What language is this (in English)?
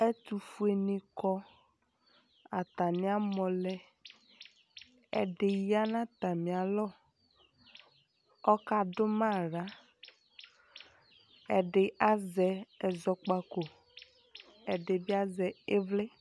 Ikposo